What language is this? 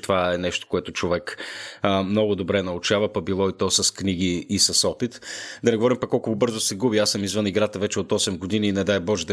Bulgarian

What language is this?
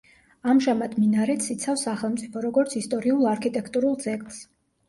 Georgian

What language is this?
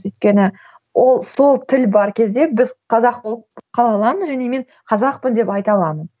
Kazakh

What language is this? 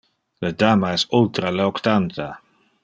Interlingua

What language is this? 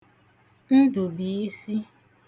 Igbo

